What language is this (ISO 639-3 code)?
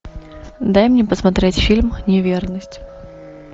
rus